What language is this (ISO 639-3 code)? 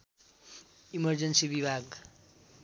nep